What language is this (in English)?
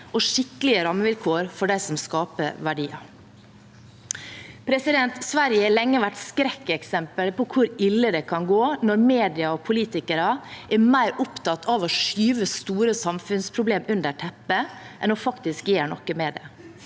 Norwegian